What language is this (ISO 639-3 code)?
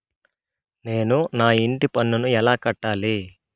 tel